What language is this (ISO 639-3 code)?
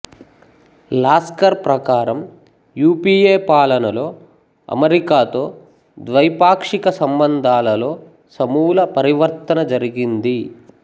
tel